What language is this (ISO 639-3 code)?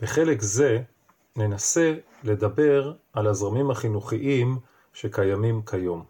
heb